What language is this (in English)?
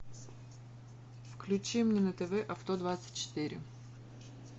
Russian